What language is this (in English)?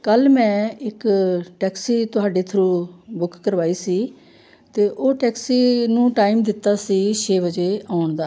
Punjabi